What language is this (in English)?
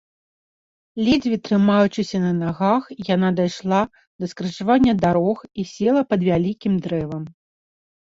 Belarusian